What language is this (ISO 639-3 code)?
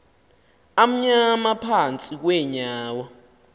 xho